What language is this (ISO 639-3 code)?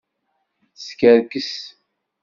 kab